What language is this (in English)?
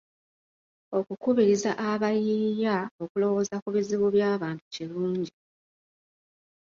Ganda